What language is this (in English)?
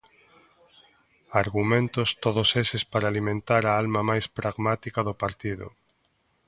Galician